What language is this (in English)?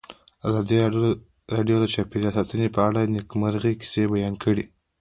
Pashto